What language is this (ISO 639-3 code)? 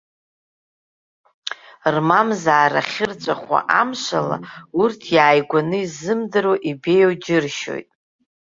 abk